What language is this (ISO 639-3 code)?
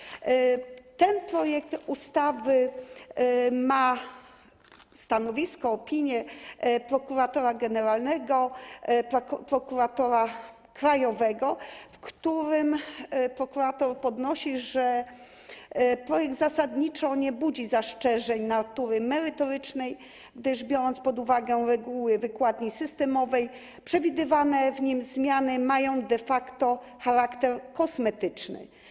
pol